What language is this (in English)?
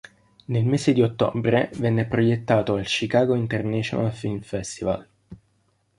Italian